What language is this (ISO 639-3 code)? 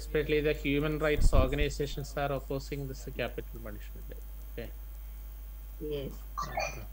eng